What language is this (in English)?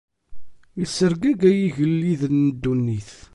Kabyle